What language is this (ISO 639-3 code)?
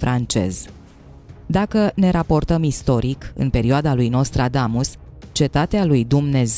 ron